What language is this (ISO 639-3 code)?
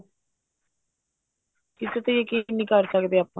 pan